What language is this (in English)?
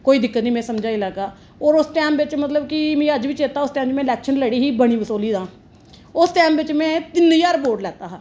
Dogri